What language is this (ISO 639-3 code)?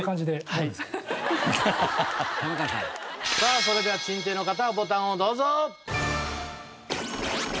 jpn